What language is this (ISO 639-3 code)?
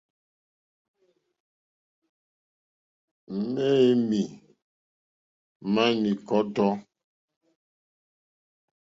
bri